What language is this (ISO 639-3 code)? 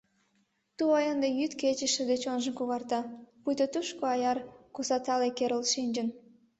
chm